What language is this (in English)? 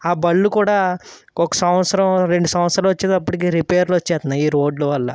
Telugu